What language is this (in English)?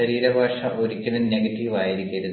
Malayalam